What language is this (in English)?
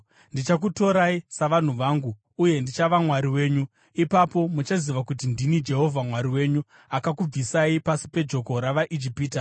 Shona